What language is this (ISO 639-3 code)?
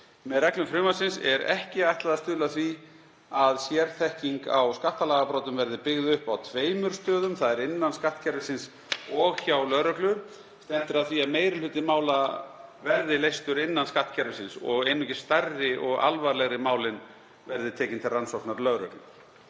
isl